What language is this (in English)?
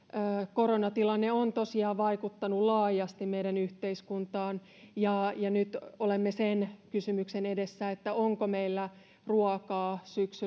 Finnish